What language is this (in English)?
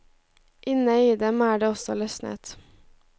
Norwegian